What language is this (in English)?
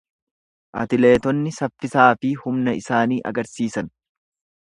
Oromo